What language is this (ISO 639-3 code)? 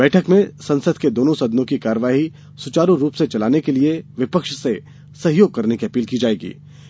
hin